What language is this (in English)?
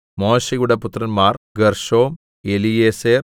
Malayalam